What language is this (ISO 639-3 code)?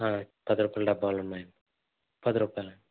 tel